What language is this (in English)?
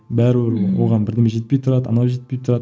Kazakh